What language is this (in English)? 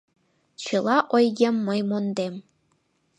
Mari